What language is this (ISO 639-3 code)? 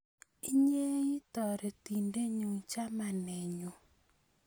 kln